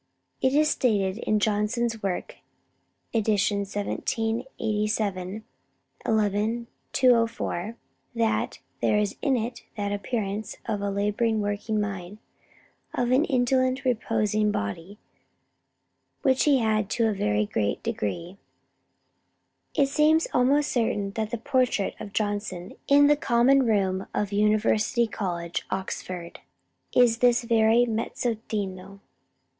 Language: English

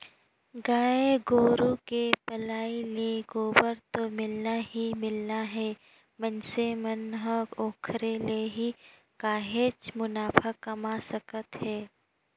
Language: Chhattisgarhi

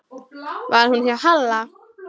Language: Icelandic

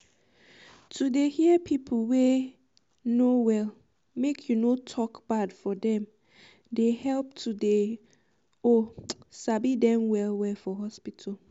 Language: Nigerian Pidgin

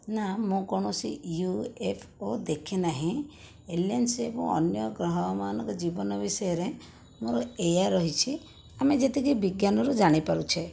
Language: Odia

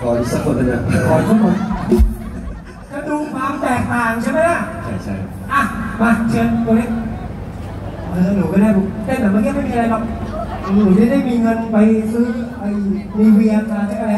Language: Thai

